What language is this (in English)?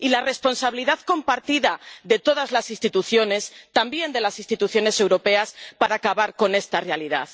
Spanish